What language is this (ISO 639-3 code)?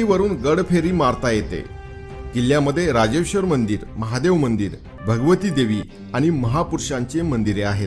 mar